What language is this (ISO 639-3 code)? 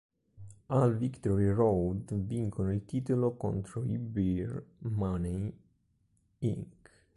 ita